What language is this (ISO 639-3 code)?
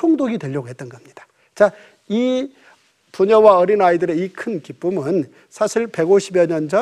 kor